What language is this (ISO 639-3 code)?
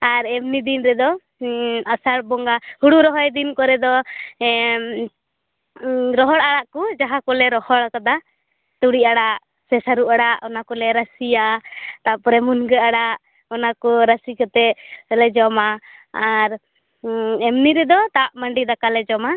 sat